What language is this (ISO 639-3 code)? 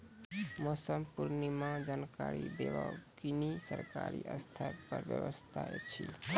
mai